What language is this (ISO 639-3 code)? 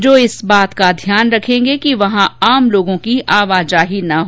hin